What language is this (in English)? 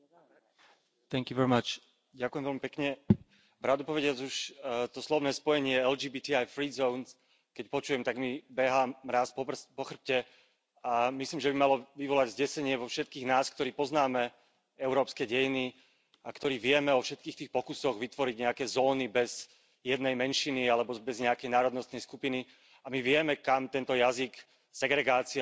Slovak